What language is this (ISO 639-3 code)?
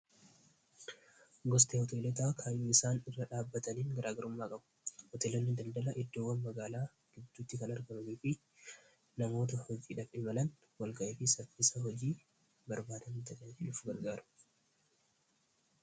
orm